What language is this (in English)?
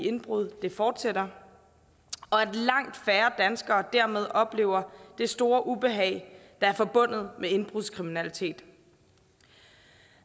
Danish